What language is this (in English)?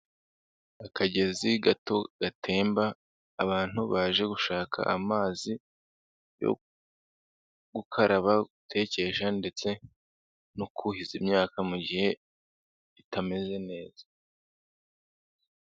Kinyarwanda